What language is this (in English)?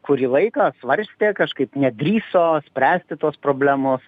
Lithuanian